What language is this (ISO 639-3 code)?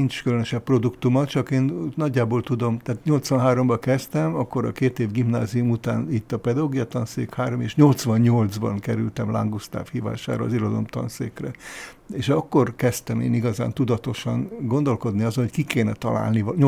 hun